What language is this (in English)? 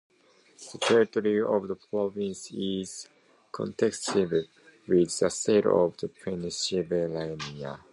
English